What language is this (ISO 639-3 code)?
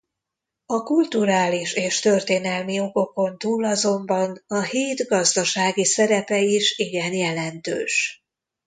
hun